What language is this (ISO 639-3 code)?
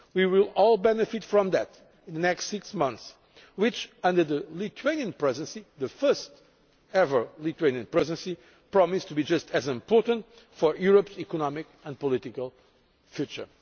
eng